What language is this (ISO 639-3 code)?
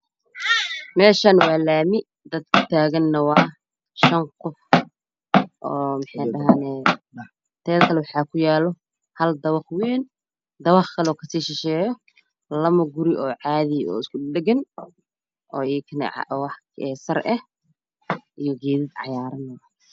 som